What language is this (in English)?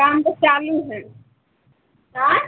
Maithili